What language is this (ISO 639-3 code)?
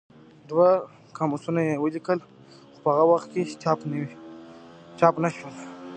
pus